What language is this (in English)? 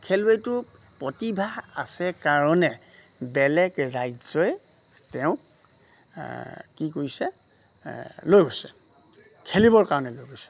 Assamese